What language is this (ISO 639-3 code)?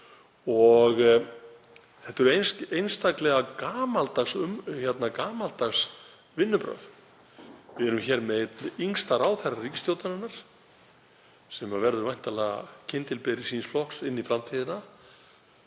isl